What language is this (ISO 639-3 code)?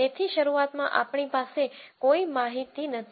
guj